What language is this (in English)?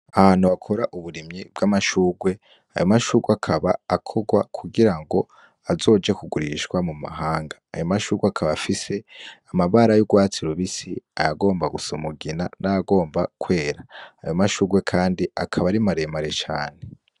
Rundi